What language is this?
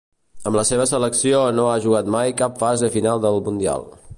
Catalan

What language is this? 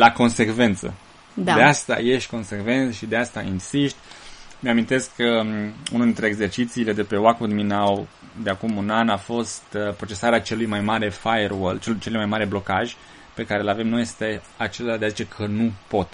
Romanian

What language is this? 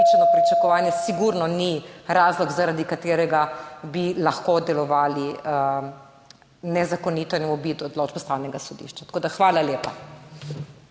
Slovenian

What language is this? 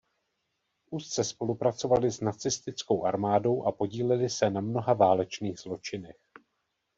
Czech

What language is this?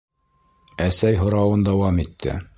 Bashkir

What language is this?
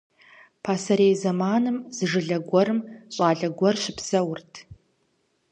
Kabardian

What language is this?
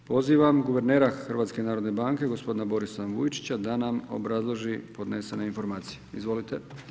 Croatian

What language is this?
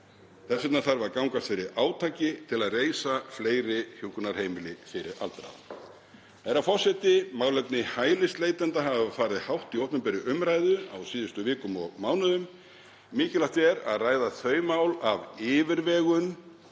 Icelandic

